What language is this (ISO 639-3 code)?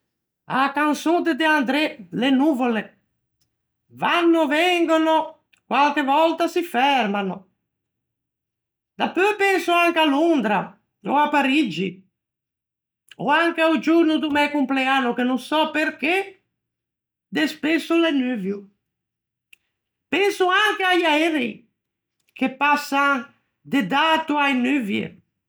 lij